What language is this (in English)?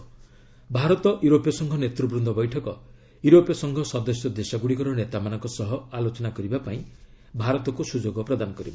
Odia